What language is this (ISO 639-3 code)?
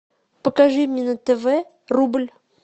rus